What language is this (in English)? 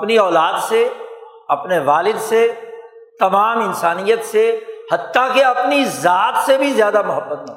Urdu